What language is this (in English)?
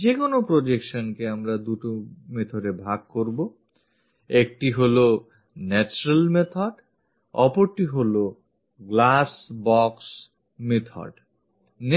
Bangla